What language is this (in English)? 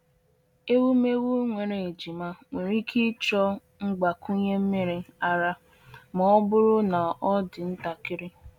Igbo